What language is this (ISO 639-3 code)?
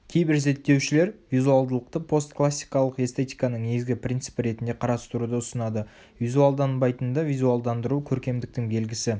kaz